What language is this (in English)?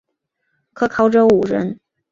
Chinese